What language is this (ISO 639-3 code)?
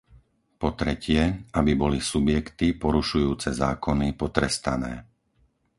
slk